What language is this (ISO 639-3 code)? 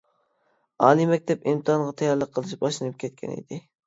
uig